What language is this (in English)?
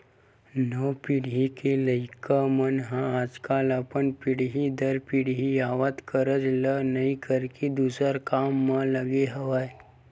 Chhattisgarhi